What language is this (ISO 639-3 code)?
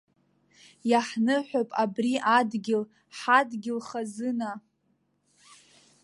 abk